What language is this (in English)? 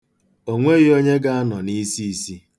Igbo